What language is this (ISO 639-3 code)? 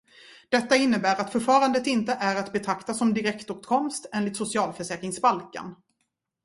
swe